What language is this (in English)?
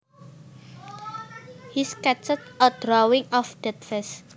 Javanese